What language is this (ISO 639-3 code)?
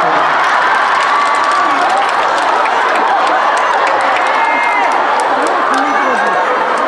kor